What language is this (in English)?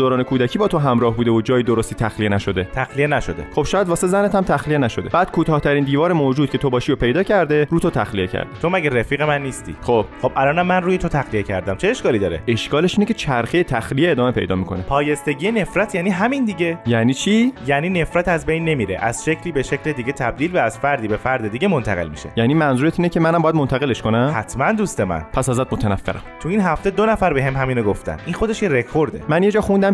Persian